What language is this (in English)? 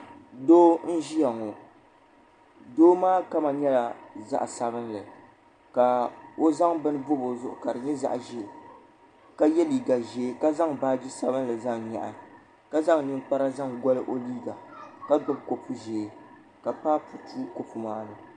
Dagbani